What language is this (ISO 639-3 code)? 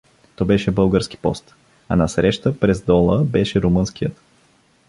bul